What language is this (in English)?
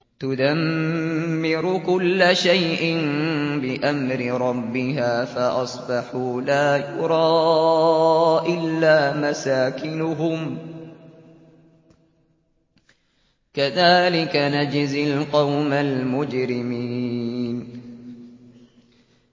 Arabic